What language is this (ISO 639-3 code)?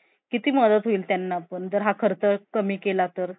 mar